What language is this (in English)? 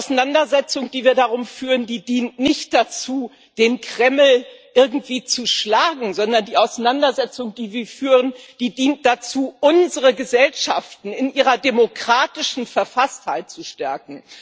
German